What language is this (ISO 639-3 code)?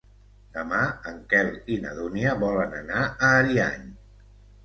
cat